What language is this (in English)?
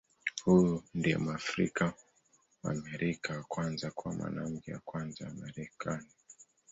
Swahili